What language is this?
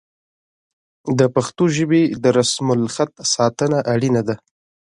Pashto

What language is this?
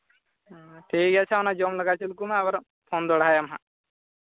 Santali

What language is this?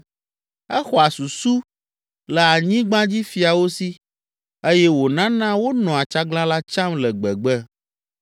Ewe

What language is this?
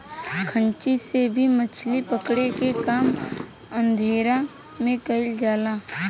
Bhojpuri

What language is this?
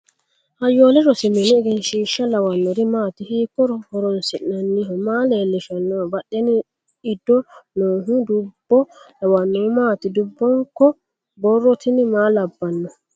Sidamo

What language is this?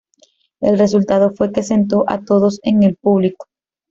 Spanish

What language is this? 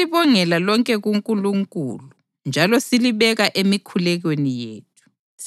North Ndebele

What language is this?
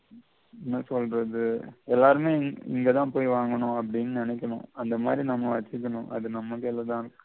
Tamil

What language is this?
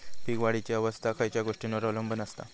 Marathi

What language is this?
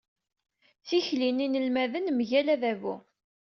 Kabyle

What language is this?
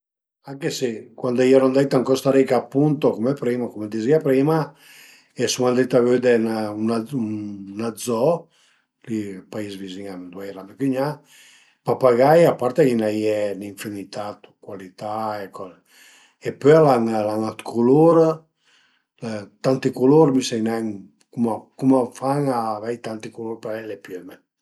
Piedmontese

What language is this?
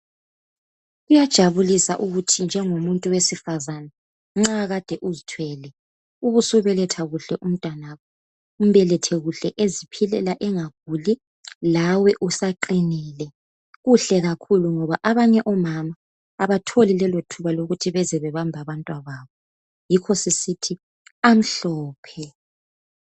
North Ndebele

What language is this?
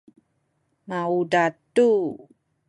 Sakizaya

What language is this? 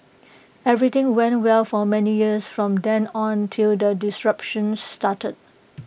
English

